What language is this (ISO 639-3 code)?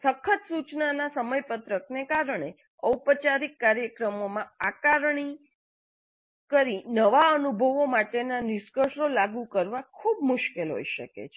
guj